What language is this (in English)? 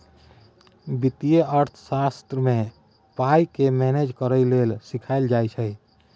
Maithili